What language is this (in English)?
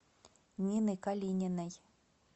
Russian